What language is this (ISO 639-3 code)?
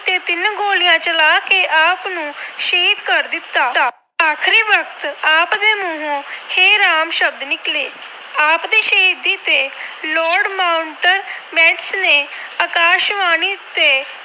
pan